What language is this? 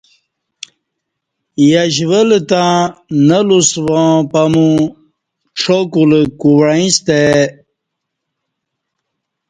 Kati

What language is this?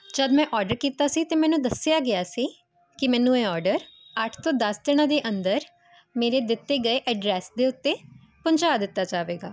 Punjabi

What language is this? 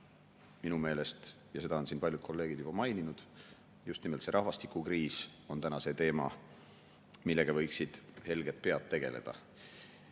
Estonian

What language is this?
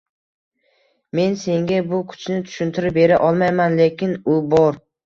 Uzbek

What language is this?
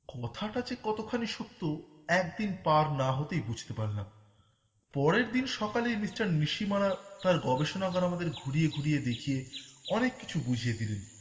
Bangla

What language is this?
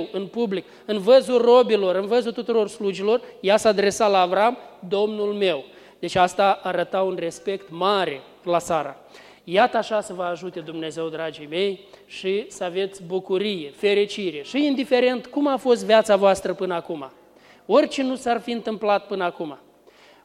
Romanian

